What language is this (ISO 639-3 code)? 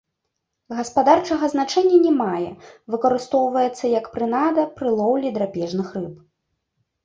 bel